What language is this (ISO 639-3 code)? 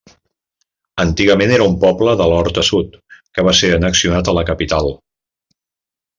cat